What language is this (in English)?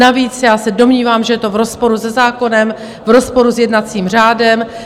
Czech